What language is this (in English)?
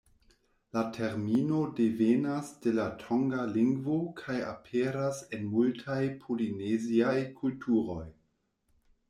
Esperanto